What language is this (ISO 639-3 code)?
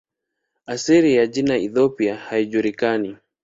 swa